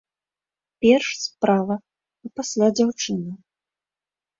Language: Belarusian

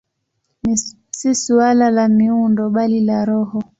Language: Swahili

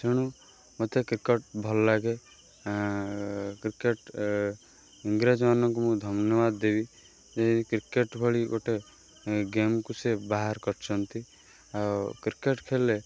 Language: Odia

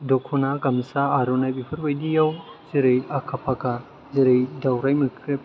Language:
Bodo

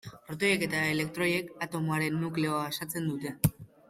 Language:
Basque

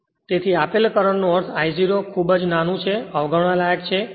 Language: Gujarati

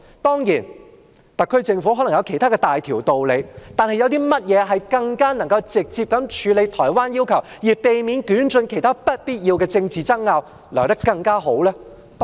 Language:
Cantonese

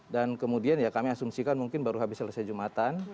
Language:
Indonesian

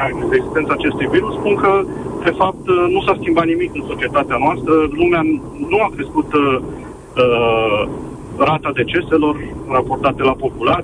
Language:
Romanian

